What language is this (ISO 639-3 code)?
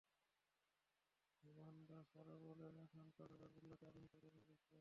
ben